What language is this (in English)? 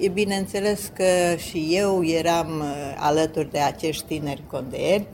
Romanian